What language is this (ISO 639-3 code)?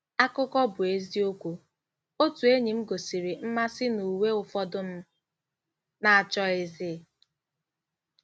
ibo